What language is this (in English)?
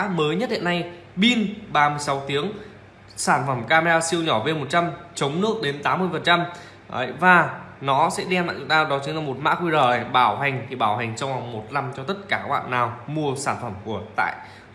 Vietnamese